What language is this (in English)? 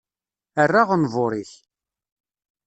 Kabyle